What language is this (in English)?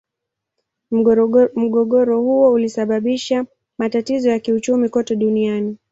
Swahili